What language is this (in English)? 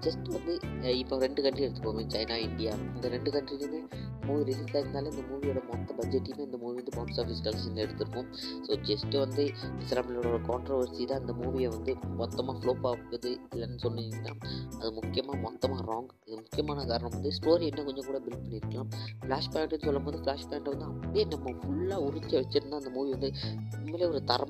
Malayalam